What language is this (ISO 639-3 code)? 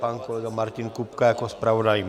ces